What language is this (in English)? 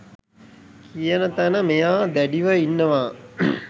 Sinhala